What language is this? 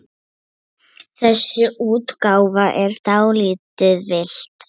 Icelandic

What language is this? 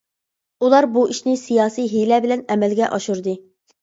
Uyghur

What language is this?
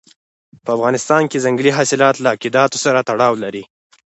Pashto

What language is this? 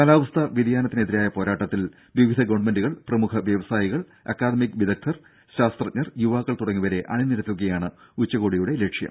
Malayalam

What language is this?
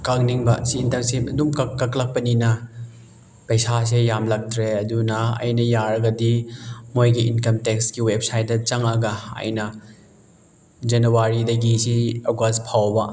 Manipuri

